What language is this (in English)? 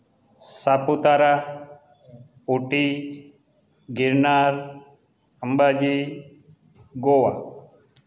Gujarati